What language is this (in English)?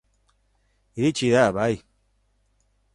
Basque